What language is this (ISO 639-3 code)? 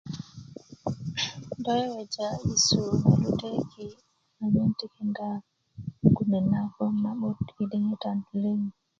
ukv